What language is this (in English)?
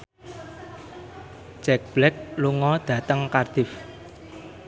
Javanese